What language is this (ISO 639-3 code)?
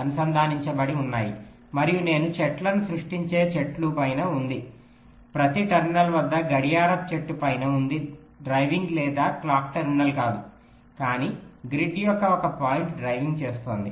tel